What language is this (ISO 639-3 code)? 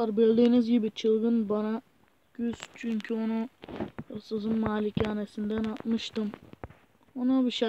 tur